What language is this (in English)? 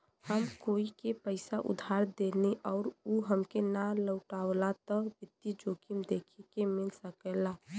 Bhojpuri